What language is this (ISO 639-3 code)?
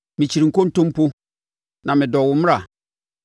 aka